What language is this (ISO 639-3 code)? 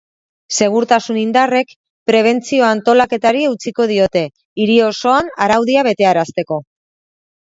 eus